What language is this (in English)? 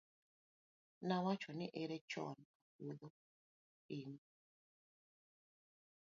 Luo (Kenya and Tanzania)